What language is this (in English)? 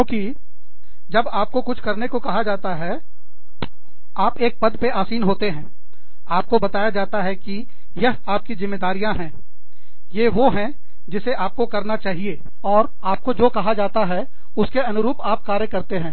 Hindi